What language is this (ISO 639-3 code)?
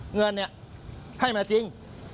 tha